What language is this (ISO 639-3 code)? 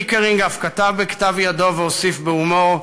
heb